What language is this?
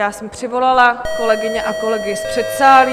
Czech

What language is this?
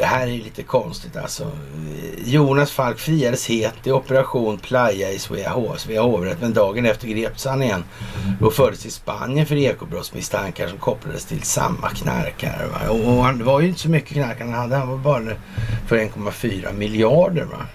Swedish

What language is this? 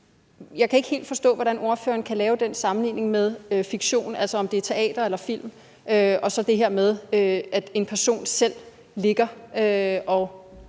Danish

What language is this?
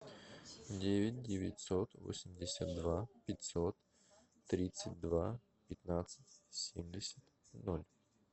Russian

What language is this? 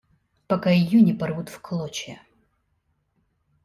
Russian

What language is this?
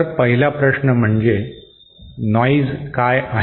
Marathi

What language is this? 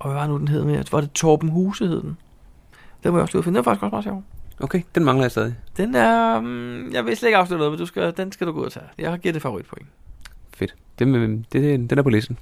Danish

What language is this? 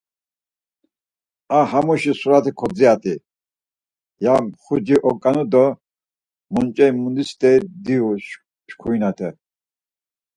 Laz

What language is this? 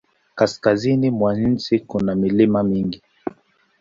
Swahili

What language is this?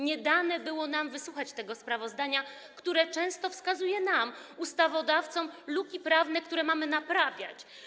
Polish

